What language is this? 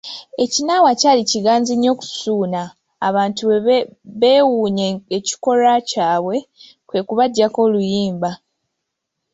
Ganda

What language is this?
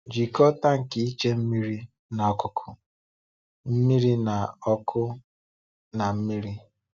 Igbo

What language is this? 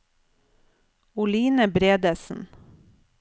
Norwegian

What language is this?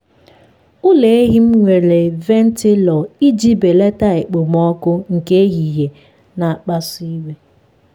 Igbo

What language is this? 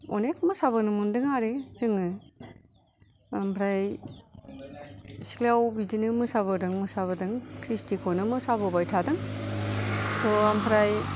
Bodo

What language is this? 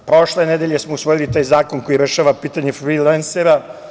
Serbian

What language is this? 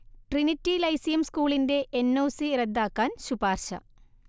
Malayalam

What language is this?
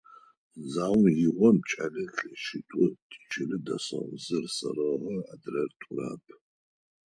Adyghe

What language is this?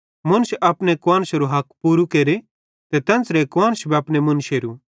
Bhadrawahi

